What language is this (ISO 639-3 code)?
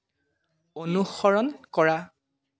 asm